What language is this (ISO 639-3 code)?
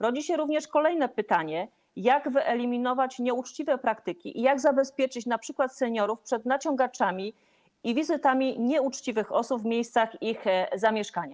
pol